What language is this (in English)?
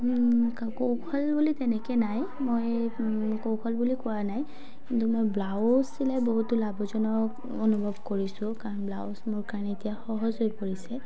Assamese